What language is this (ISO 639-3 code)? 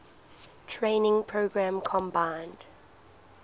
eng